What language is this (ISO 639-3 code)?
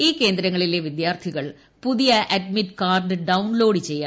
mal